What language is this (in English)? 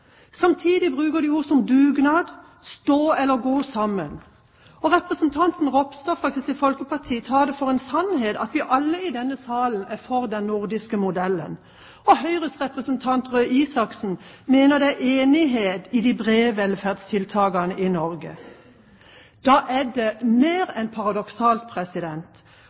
Norwegian Bokmål